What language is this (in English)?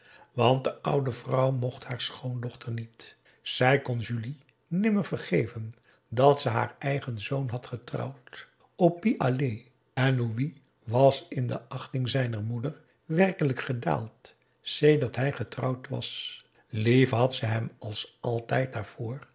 Dutch